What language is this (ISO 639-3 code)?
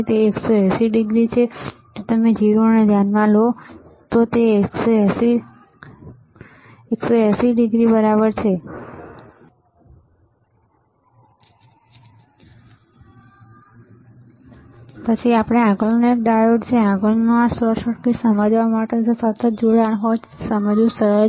guj